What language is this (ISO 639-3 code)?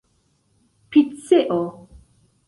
epo